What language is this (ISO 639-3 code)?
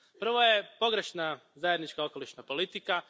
hrv